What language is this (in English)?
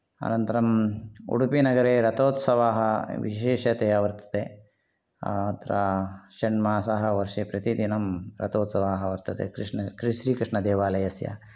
Sanskrit